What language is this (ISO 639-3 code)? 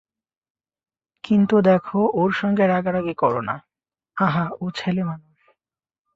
ben